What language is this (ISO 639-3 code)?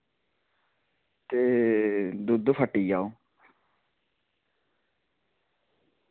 doi